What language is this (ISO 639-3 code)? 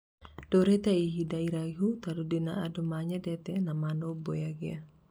kik